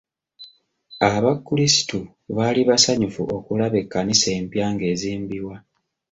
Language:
Ganda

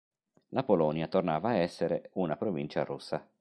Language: Italian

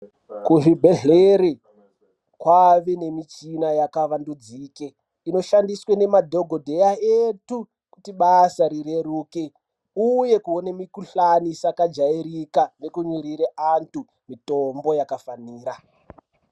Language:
Ndau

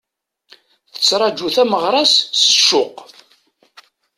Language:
Kabyle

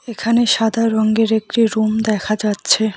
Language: Bangla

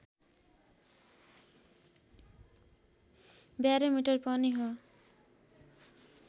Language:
Nepali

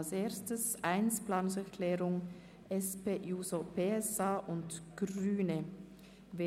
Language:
Swiss German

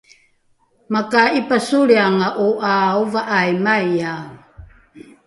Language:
Rukai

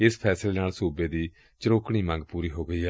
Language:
Punjabi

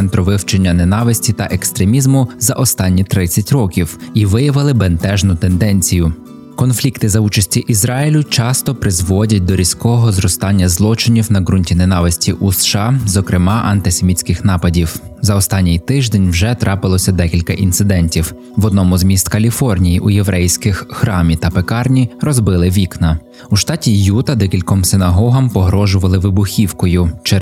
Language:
Ukrainian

